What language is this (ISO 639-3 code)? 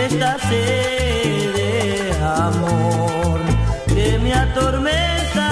ron